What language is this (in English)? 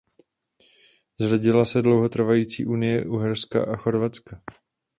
Czech